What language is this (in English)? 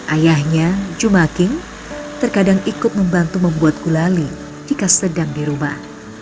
Indonesian